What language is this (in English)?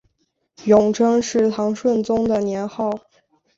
Chinese